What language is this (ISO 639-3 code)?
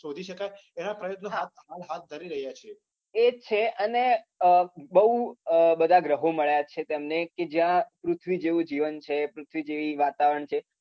guj